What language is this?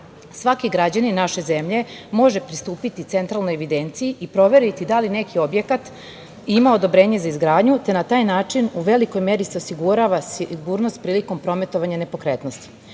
Serbian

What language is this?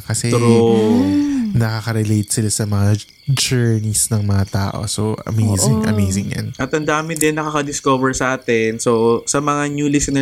Filipino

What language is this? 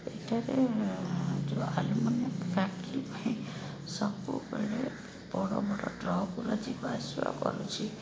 Odia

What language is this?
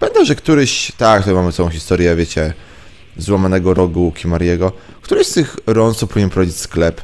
Polish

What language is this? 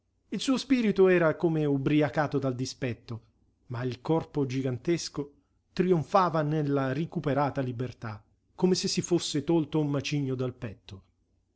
Italian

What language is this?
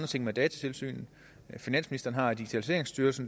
Danish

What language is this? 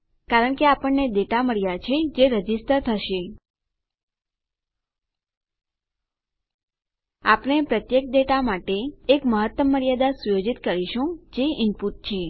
Gujarati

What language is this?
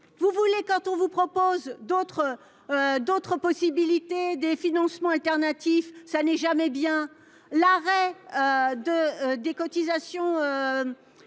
French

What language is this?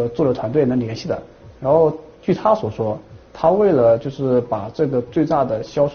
Chinese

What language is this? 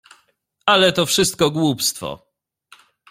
Polish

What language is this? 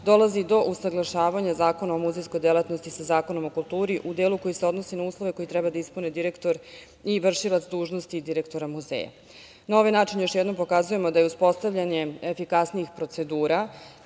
Serbian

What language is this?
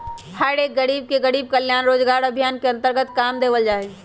Magahi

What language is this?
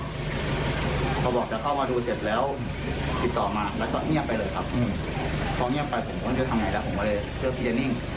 Thai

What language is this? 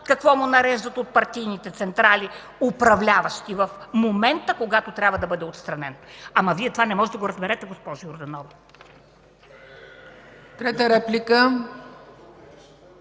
Bulgarian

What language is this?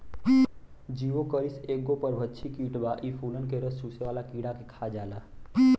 Bhojpuri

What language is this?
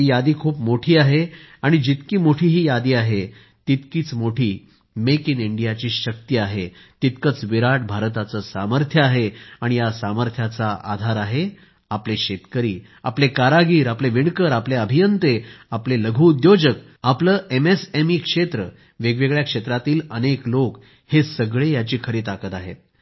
Marathi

